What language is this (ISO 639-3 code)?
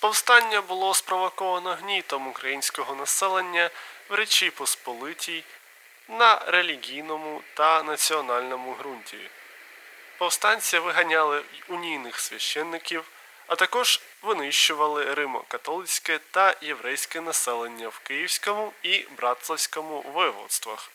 ukr